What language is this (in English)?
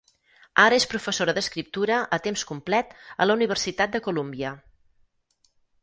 Catalan